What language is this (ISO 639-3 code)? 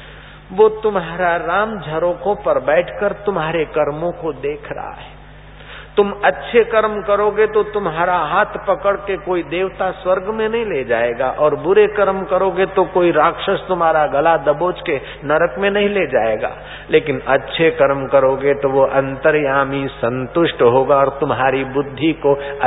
hin